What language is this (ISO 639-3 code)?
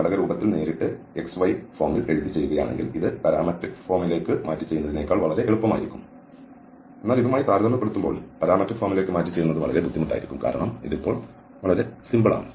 mal